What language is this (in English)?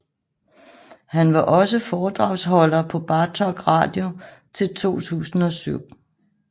Danish